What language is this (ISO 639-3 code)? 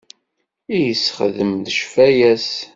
kab